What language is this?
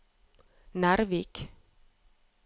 Norwegian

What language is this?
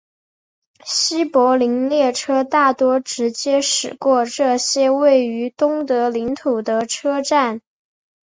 Chinese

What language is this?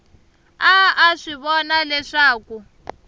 Tsonga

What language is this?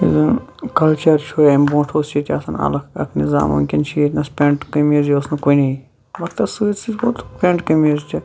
Kashmiri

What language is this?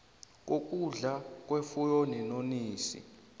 South Ndebele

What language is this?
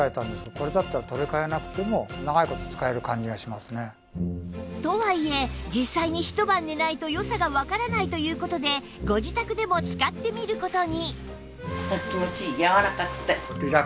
Japanese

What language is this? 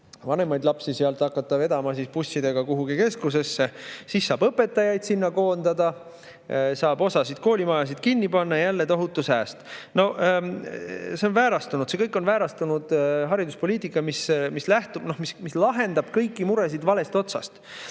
Estonian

